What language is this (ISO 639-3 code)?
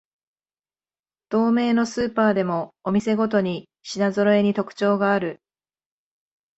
jpn